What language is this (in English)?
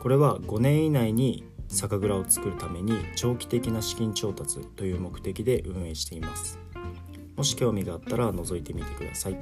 Japanese